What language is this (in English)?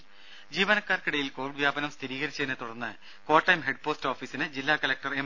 Malayalam